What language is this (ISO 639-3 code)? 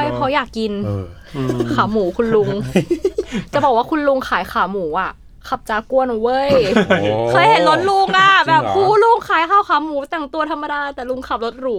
tha